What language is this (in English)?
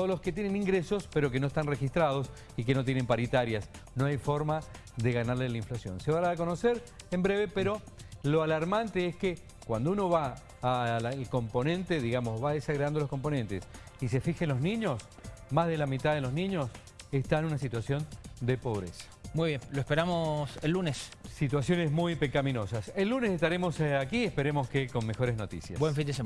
Spanish